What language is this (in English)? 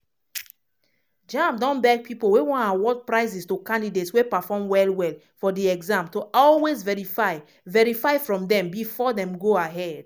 Nigerian Pidgin